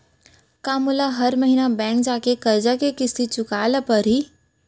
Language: Chhattisgarhi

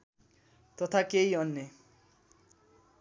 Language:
Nepali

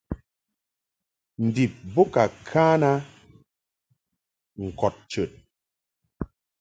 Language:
Mungaka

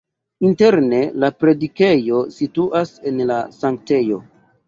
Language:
Esperanto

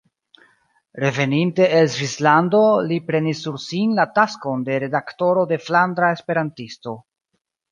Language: Esperanto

